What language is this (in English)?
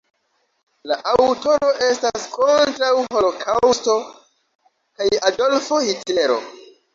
Esperanto